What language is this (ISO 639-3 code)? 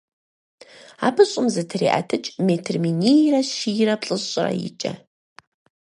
kbd